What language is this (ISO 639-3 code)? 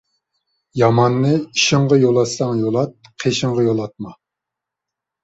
uig